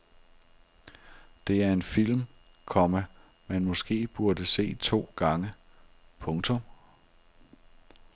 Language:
Danish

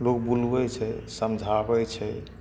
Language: Maithili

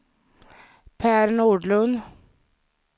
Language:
Swedish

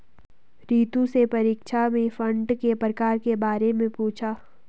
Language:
Hindi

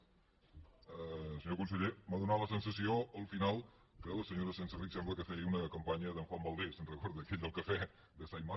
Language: Catalan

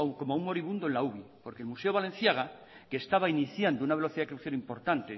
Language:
Spanish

